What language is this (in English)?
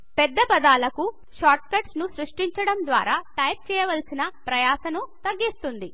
Telugu